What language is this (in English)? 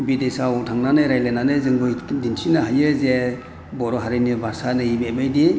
Bodo